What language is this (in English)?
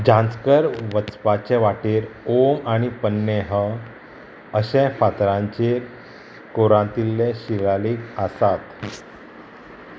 Konkani